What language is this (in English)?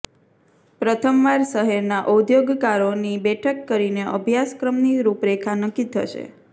Gujarati